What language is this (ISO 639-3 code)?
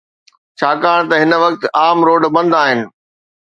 snd